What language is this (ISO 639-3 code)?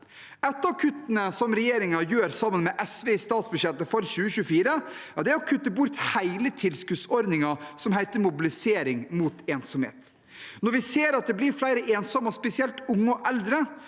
nor